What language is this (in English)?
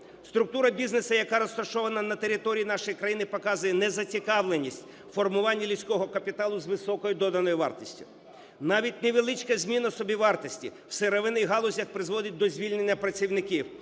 Ukrainian